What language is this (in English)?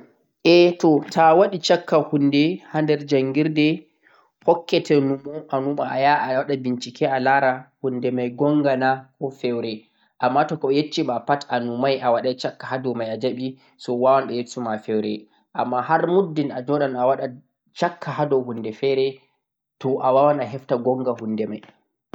Central-Eastern Niger Fulfulde